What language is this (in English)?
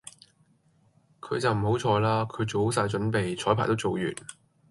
Cantonese